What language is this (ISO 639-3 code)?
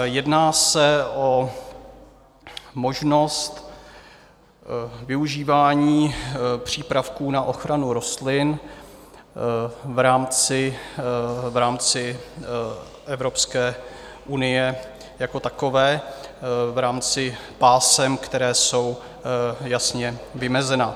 ces